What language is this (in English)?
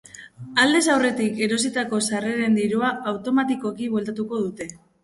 Basque